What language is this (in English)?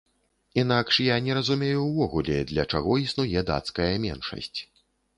Belarusian